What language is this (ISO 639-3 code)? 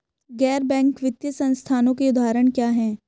hin